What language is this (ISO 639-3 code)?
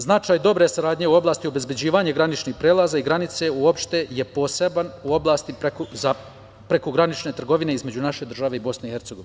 srp